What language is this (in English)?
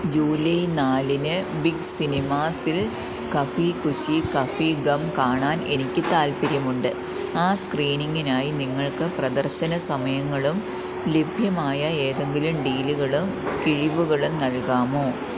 Malayalam